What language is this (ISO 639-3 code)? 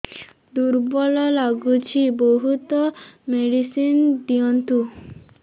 ori